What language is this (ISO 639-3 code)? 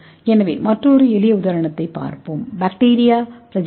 tam